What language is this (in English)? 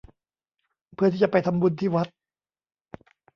Thai